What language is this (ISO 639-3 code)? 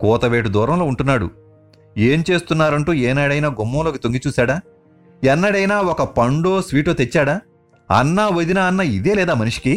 tel